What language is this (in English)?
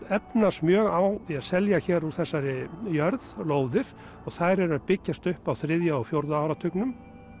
Icelandic